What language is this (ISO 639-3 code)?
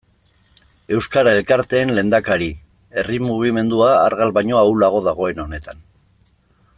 eus